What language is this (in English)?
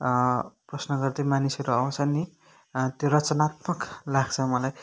Nepali